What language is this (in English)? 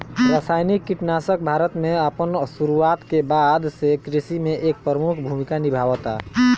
Bhojpuri